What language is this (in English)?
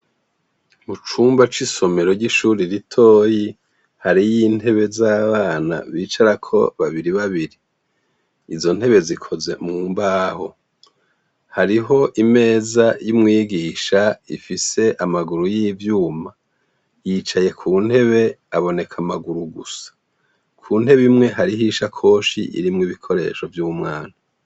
Rundi